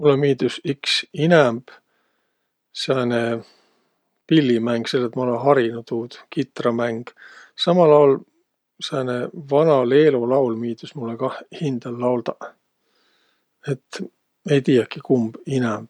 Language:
Võro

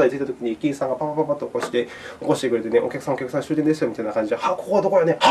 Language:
Japanese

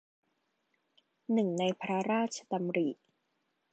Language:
Thai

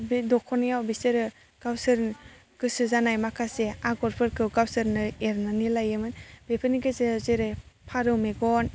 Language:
Bodo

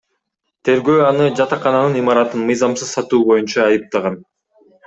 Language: Kyrgyz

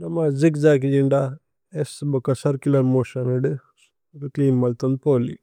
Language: Tulu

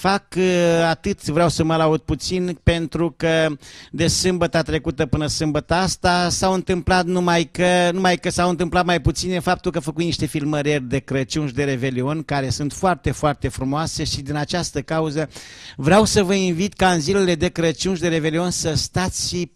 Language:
Romanian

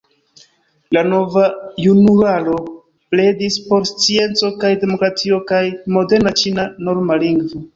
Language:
Esperanto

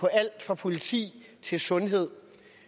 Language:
Danish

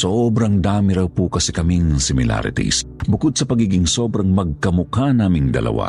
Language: Filipino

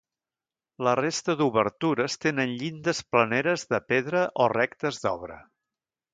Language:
Catalan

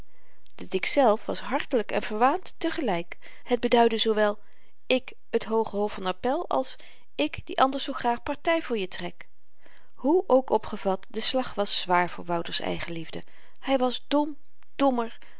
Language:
Dutch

